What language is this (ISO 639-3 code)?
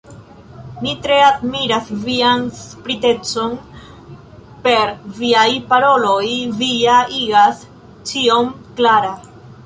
epo